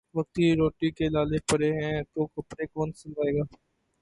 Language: Urdu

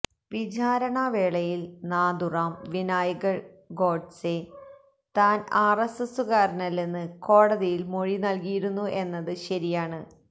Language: Malayalam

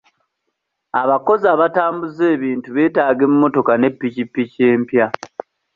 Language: Ganda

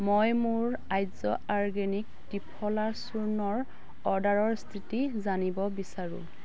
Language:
Assamese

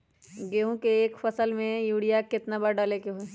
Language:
Magahi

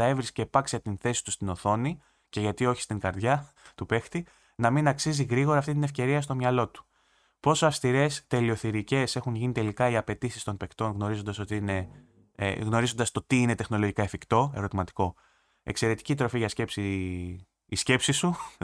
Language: Greek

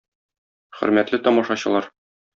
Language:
Tatar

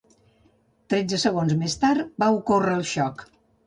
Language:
Catalan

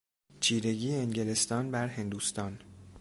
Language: Persian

